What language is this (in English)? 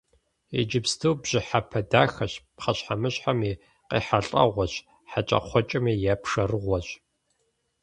Kabardian